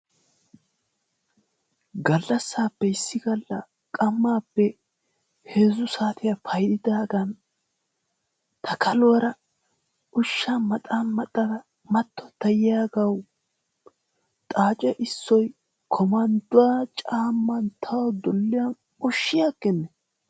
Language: Wolaytta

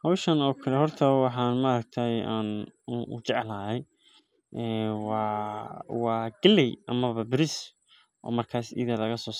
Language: Somali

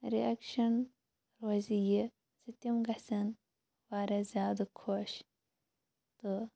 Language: Kashmiri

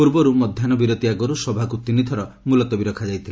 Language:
Odia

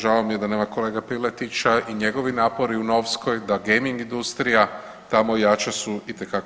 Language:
Croatian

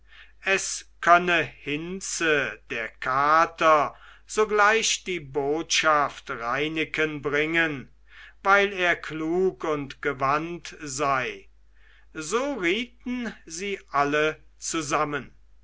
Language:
German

